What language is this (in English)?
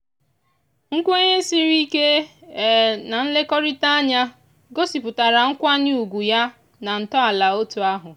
Igbo